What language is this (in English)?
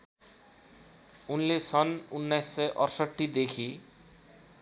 Nepali